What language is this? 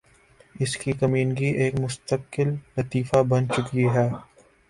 Urdu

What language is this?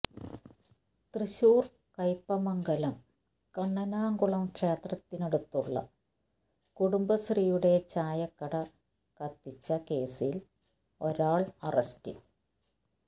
Malayalam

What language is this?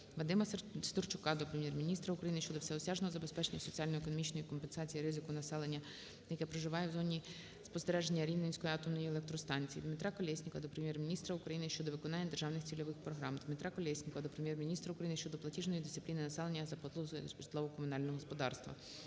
Ukrainian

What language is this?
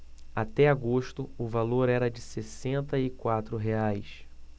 Portuguese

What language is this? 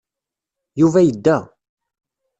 Kabyle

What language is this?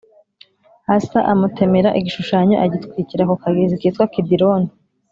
Kinyarwanda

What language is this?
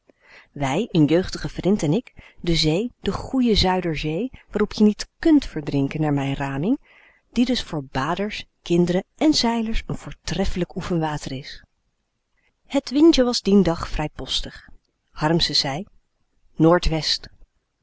Dutch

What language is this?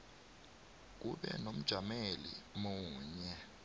South Ndebele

